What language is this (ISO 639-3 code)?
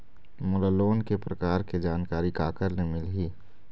hne